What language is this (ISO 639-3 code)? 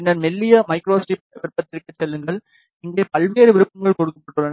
tam